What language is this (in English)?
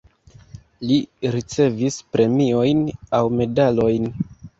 Esperanto